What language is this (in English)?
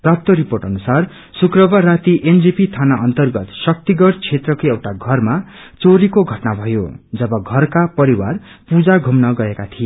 Nepali